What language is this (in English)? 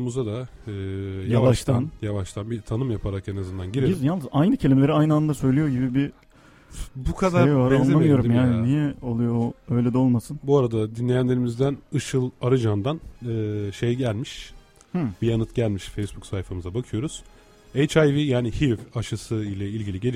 Turkish